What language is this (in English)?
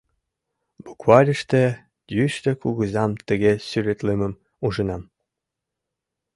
Mari